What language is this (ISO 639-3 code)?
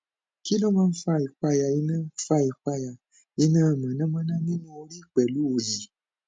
yor